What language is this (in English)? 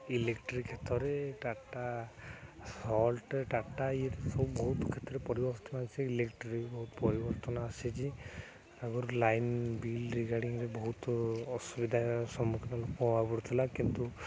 Odia